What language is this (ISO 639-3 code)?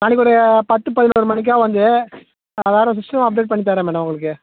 tam